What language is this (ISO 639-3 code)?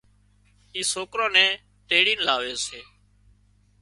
kxp